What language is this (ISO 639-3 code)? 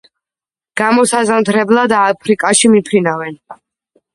kat